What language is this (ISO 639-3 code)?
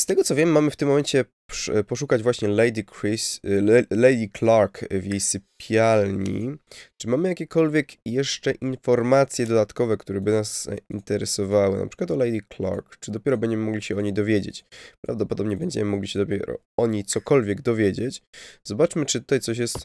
pol